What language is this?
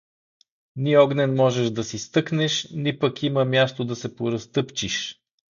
Bulgarian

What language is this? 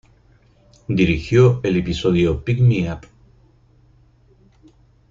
Spanish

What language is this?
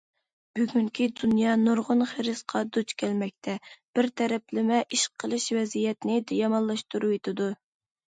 Uyghur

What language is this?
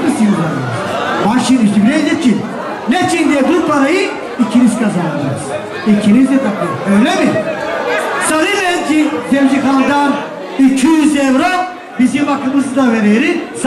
Turkish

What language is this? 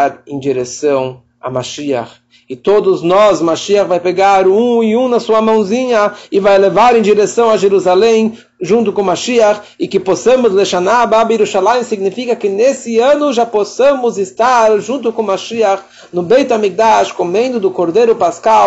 Portuguese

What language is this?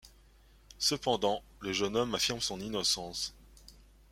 French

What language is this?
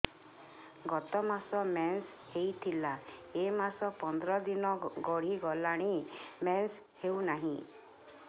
Odia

